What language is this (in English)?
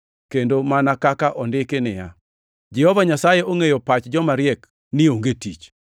Luo (Kenya and Tanzania)